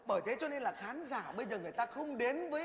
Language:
Vietnamese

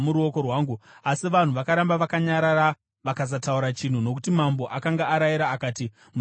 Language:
Shona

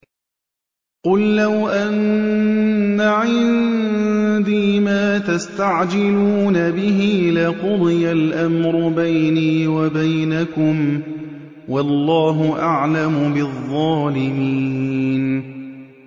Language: Arabic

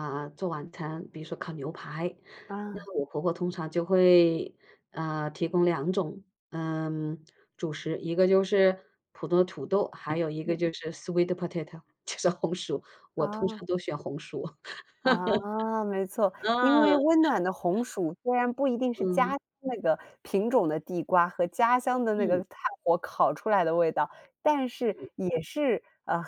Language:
Chinese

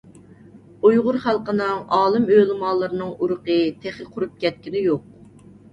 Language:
Uyghur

